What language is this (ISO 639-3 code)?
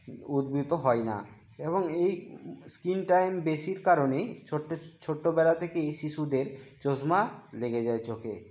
ben